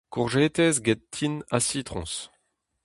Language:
Breton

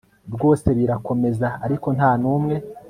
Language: Kinyarwanda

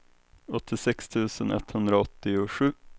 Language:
Swedish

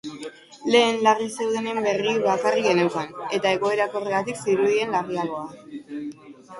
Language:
Basque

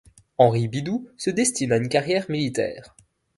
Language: French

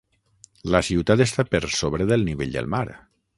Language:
Catalan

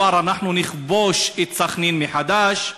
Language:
Hebrew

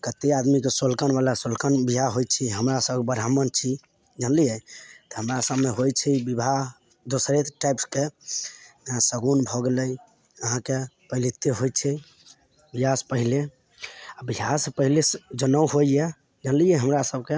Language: Maithili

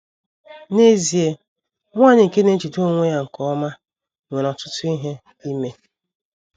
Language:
Igbo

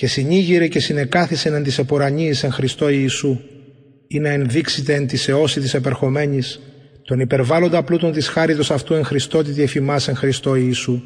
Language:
Greek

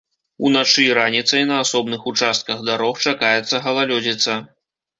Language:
Belarusian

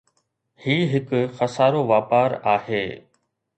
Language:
Sindhi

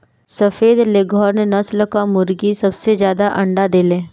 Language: Bhojpuri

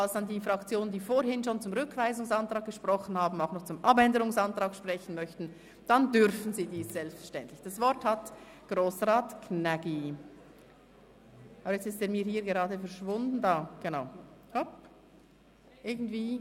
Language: Swiss German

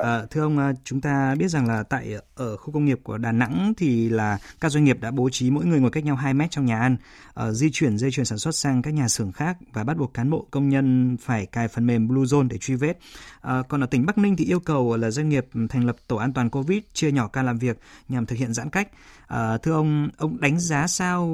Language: Vietnamese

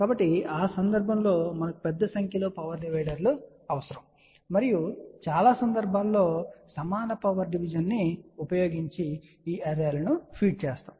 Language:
Telugu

